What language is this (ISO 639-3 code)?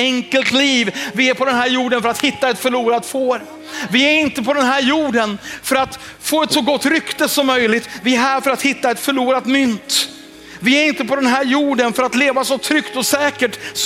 swe